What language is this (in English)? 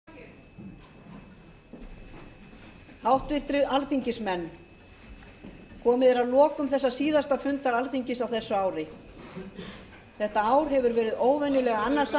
Icelandic